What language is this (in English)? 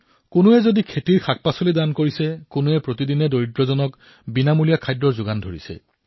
Assamese